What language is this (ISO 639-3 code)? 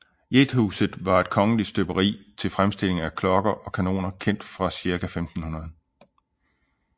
dan